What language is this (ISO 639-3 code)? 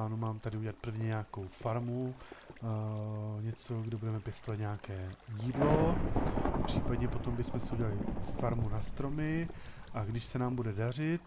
ces